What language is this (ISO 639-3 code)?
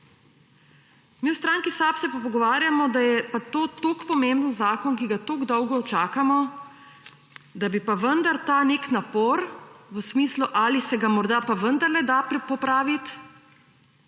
slv